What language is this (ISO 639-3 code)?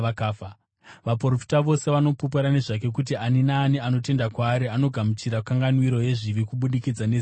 sna